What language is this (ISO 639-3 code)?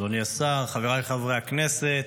heb